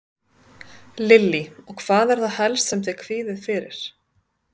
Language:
Icelandic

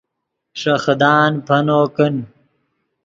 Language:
Yidgha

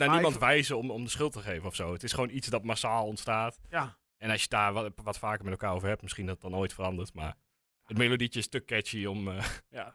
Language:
Dutch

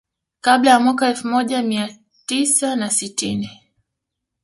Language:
Swahili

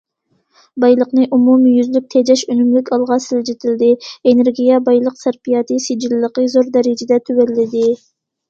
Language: Uyghur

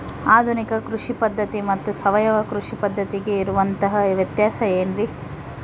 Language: Kannada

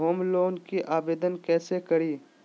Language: Magahi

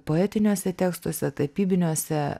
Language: Lithuanian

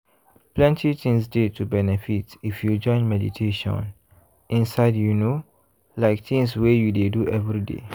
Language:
Nigerian Pidgin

